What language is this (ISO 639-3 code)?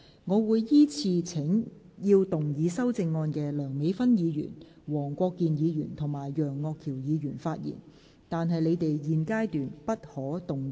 yue